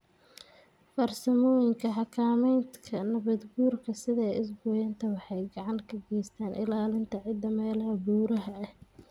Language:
Somali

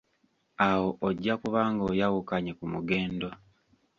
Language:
Ganda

